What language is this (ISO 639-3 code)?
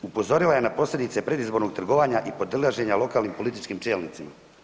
hrv